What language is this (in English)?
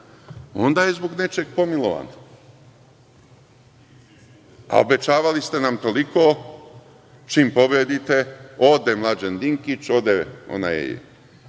Serbian